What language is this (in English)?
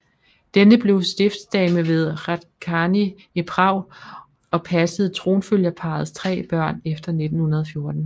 Danish